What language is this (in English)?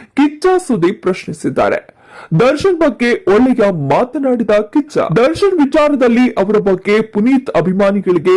Kannada